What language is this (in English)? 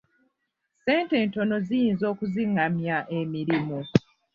Ganda